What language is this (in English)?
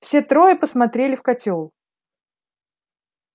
Russian